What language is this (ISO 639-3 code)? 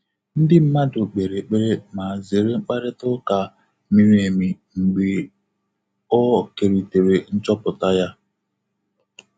ibo